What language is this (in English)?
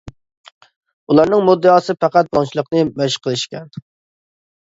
Uyghur